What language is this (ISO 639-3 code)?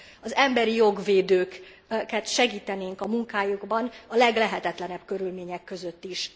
hun